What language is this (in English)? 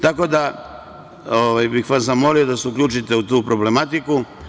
Serbian